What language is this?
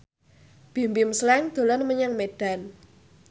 Javanese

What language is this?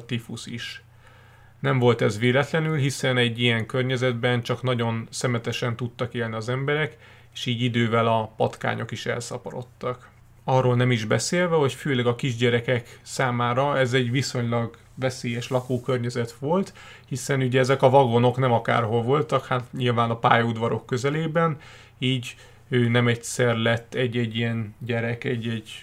Hungarian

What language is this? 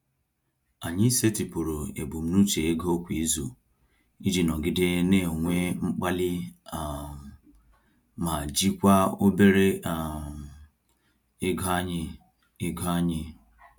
Igbo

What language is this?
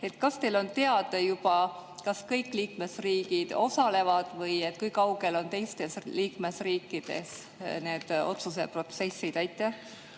Estonian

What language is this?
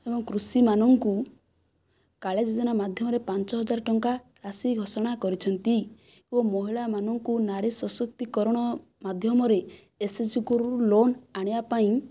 Odia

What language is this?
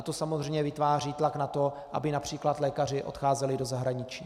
Czech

